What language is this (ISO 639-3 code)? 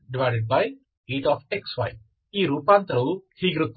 kan